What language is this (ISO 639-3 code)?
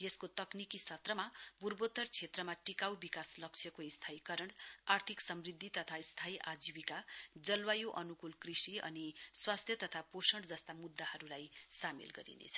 nep